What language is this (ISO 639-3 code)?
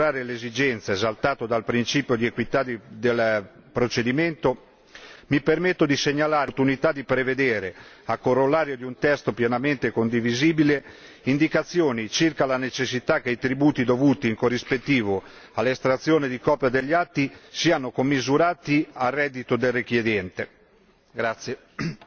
ita